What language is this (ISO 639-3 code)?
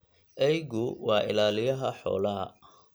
som